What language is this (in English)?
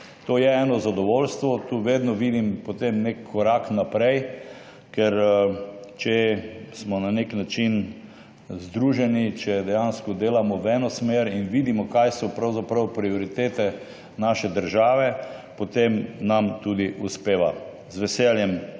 Slovenian